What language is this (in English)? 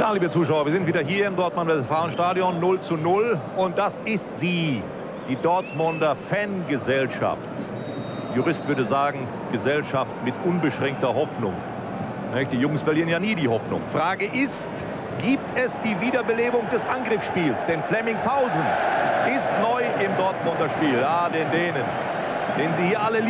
German